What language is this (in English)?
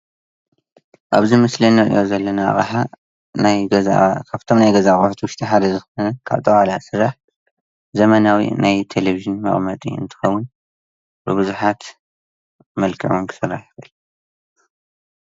Tigrinya